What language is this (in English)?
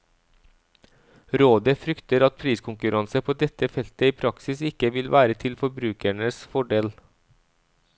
Norwegian